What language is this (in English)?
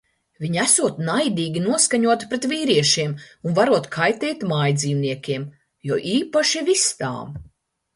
Latvian